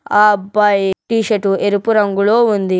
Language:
Telugu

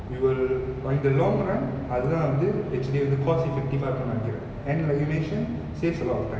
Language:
English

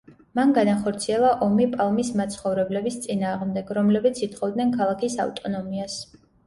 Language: Georgian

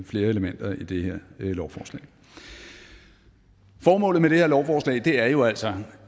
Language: Danish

